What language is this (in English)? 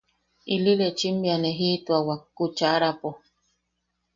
Yaqui